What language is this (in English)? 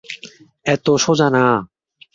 Bangla